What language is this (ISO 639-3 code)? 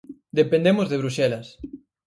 glg